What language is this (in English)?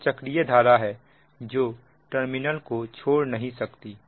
Hindi